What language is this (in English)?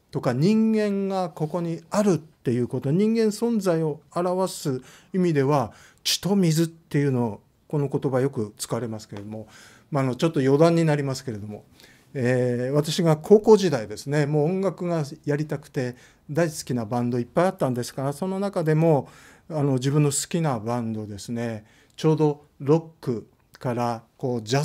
Japanese